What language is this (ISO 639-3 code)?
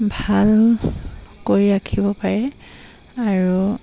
asm